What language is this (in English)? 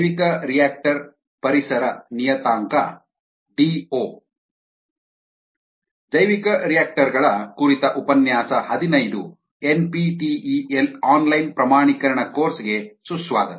Kannada